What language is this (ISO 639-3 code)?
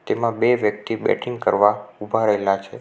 guj